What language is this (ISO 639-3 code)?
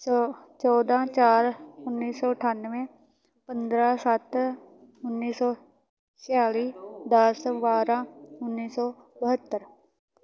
pan